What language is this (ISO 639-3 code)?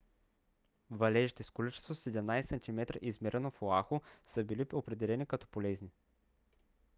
bul